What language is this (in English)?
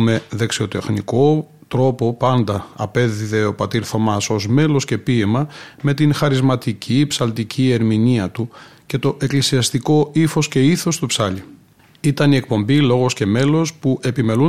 Greek